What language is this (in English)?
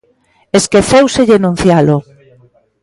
Galician